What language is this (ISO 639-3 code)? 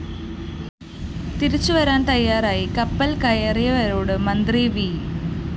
mal